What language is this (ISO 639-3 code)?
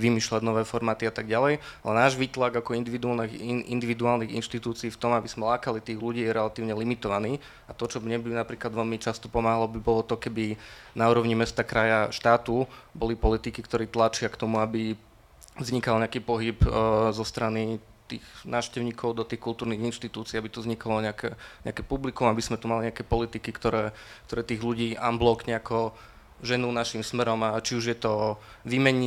slk